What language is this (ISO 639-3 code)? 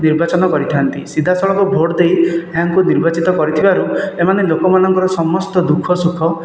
ori